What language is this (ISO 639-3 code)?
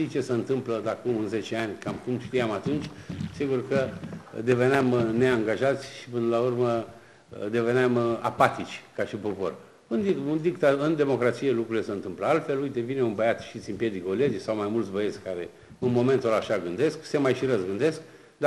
ron